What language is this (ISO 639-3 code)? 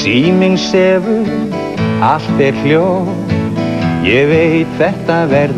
ron